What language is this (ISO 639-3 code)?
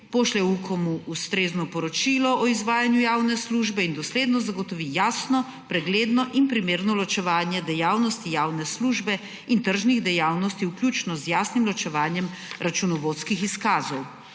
slv